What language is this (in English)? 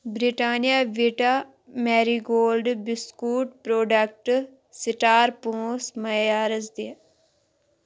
Kashmiri